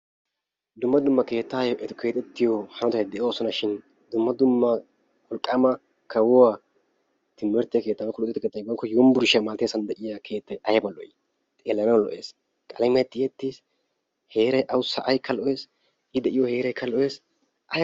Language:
Wolaytta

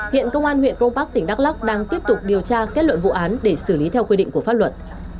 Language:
Vietnamese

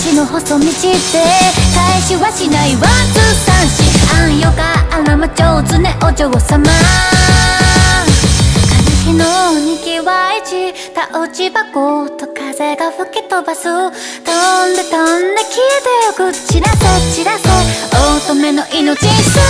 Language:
Korean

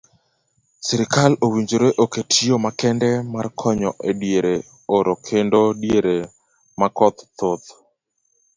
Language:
Luo (Kenya and Tanzania)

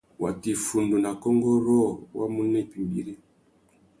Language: Tuki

